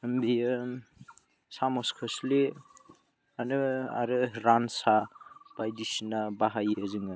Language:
Bodo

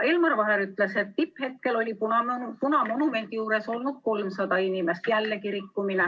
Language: Estonian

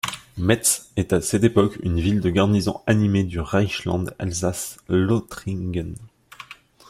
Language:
French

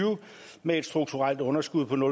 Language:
Danish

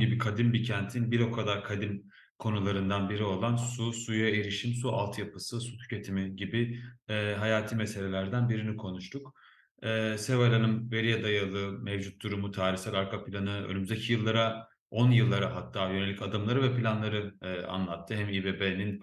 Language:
Turkish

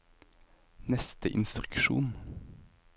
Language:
Norwegian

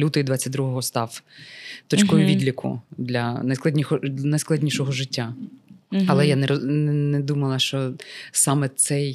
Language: Ukrainian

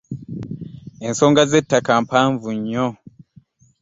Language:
Ganda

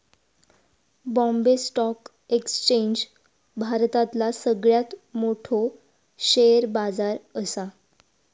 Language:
Marathi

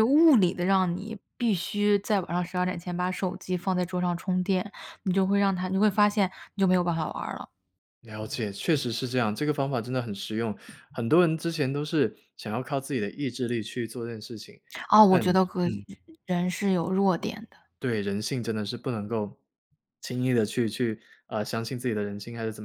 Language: Chinese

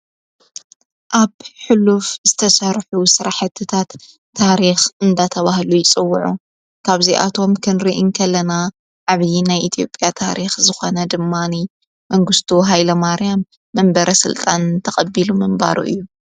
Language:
Tigrinya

